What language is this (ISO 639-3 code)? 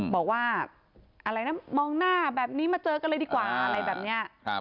tha